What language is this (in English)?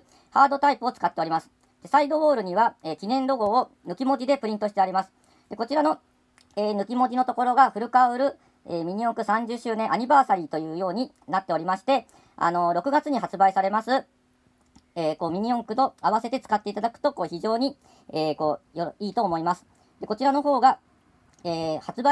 Japanese